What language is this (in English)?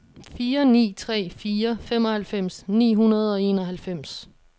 Danish